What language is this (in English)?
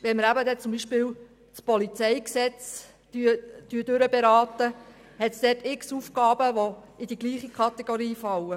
Swiss German